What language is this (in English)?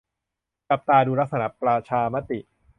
Thai